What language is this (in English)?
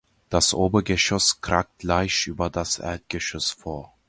German